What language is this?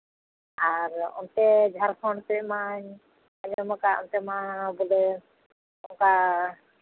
Santali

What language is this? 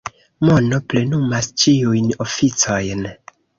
Esperanto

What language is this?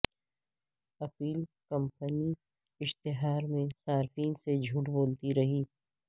Urdu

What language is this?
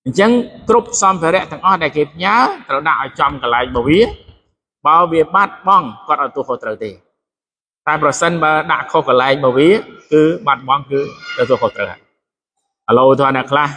Thai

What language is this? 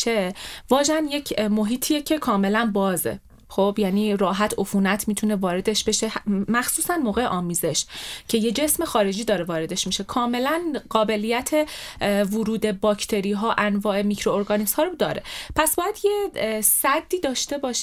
Persian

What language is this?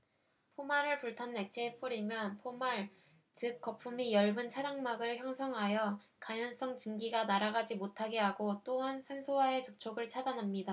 Korean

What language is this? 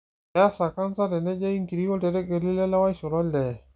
Masai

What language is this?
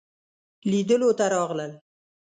Pashto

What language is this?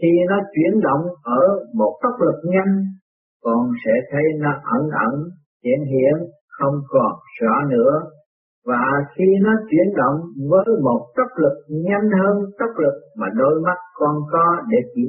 Vietnamese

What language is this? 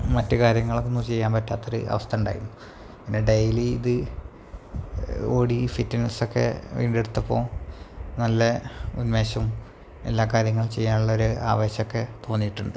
Malayalam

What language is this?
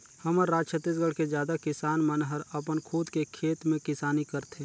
Chhattisgarhi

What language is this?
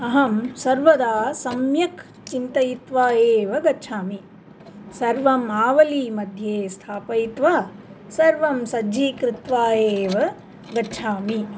Sanskrit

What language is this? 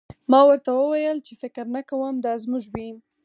Pashto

